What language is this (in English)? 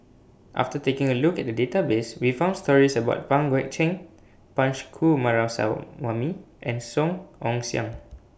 English